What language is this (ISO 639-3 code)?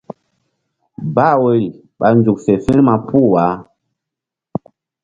mdd